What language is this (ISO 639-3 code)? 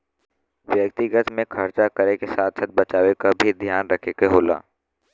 bho